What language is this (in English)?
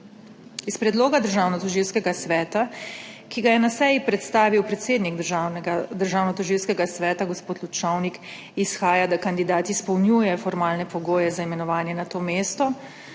Slovenian